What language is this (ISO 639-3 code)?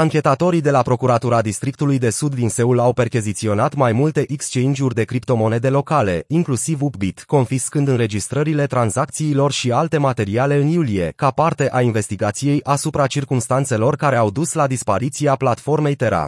ron